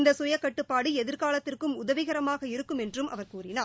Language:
Tamil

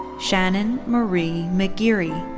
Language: English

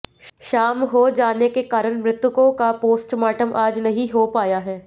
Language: Hindi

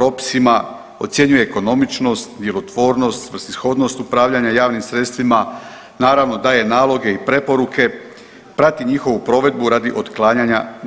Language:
Croatian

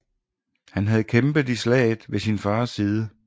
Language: Danish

